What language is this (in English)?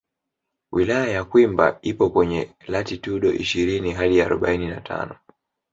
Swahili